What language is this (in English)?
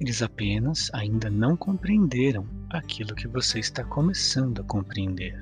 Portuguese